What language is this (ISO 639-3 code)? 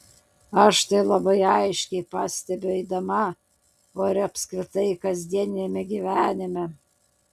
lit